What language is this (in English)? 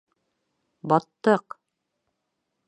Bashkir